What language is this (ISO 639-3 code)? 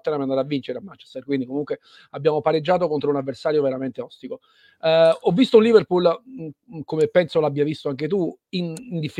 ita